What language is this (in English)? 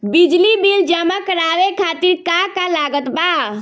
Bhojpuri